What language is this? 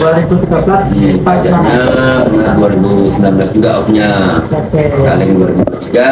Indonesian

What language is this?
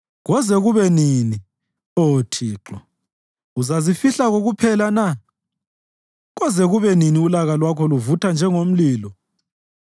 North Ndebele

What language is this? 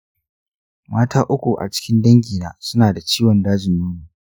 Hausa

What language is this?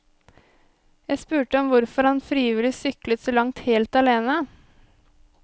Norwegian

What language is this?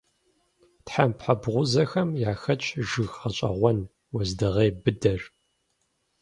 Kabardian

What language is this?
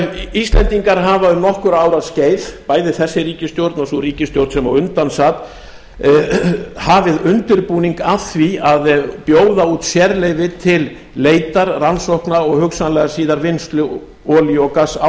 Icelandic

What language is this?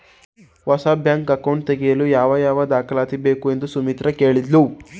Kannada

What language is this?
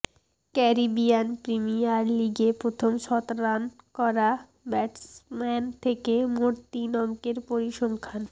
Bangla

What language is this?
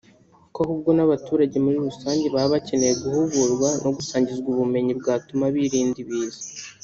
Kinyarwanda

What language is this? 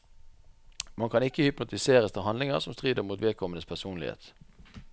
Norwegian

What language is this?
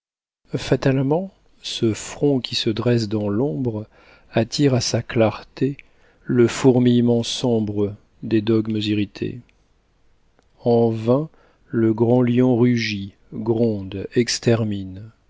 French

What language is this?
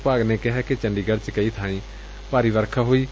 Punjabi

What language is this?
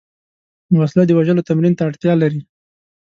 Pashto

